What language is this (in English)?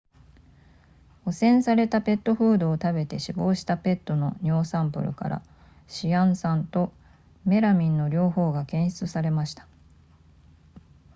Japanese